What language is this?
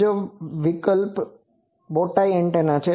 Gujarati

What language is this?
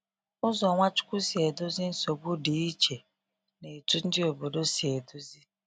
Igbo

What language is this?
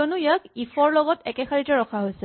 Assamese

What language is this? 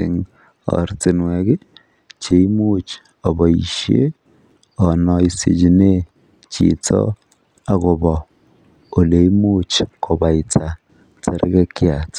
Kalenjin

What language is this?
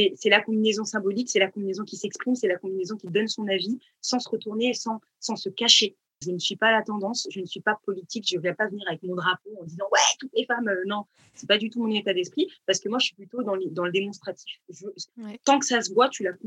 French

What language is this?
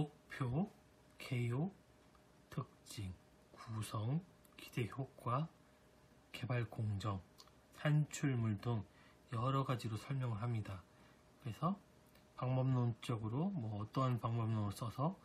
Korean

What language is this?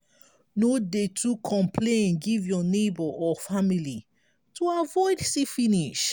Nigerian Pidgin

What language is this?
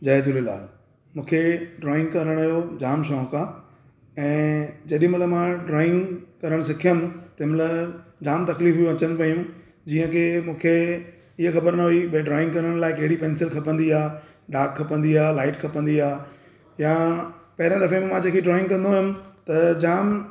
Sindhi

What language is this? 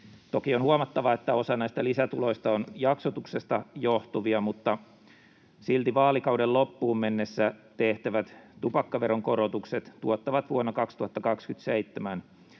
Finnish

